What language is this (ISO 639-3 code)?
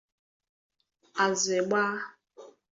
ibo